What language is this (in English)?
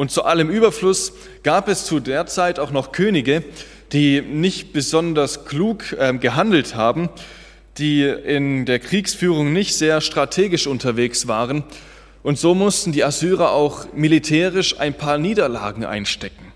German